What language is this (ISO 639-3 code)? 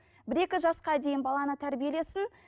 kaz